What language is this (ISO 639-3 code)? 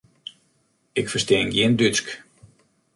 fry